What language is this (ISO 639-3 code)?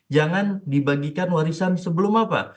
ind